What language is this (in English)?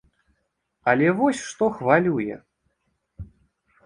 Belarusian